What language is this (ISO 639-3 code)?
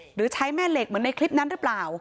tha